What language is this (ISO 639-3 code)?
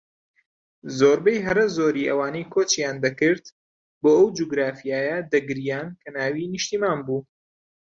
ckb